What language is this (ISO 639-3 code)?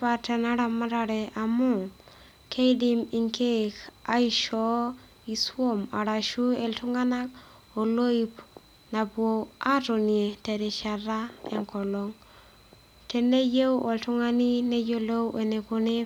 mas